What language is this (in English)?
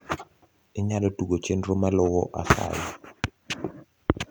Luo (Kenya and Tanzania)